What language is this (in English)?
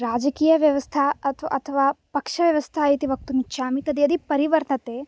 Sanskrit